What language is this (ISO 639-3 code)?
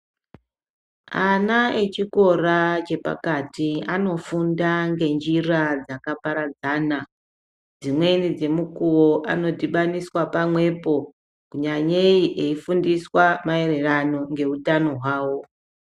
ndc